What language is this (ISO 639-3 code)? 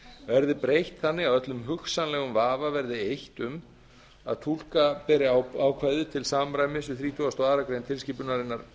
isl